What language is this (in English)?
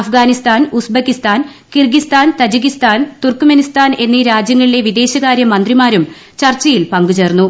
Malayalam